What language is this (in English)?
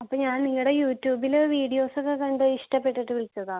Malayalam